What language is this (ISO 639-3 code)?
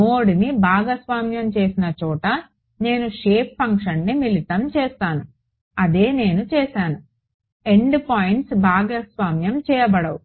tel